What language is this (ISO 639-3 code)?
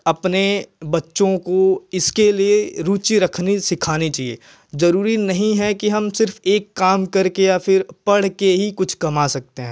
hin